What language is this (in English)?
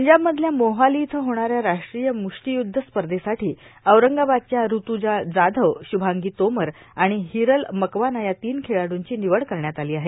Marathi